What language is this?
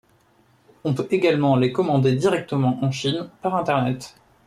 French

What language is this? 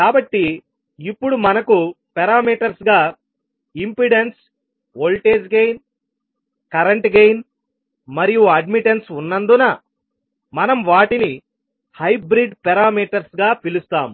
Telugu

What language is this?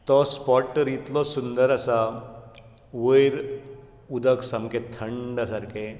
Konkani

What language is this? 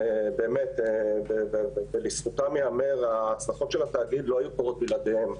Hebrew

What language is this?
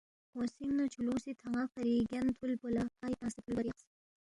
Balti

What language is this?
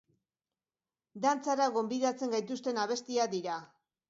Basque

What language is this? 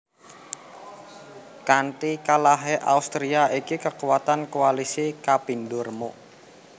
Javanese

